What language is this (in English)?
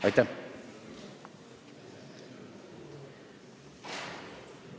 Estonian